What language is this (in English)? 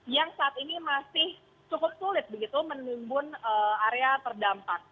Indonesian